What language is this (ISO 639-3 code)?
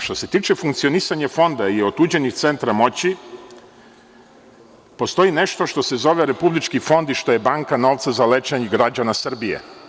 srp